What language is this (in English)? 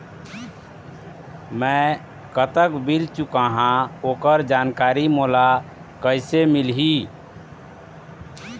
Chhattisgarhi